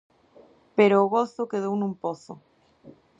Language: Galician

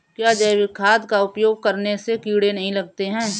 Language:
Hindi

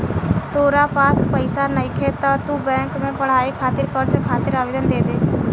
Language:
Bhojpuri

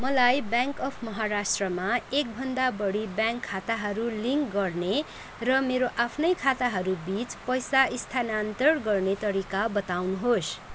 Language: Nepali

